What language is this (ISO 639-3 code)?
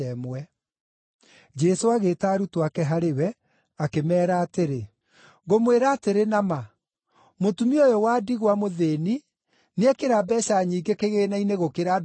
kik